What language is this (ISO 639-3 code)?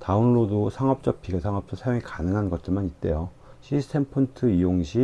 kor